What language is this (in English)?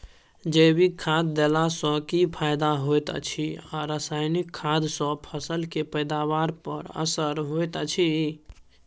Maithili